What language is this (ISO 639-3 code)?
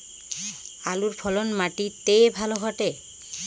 ben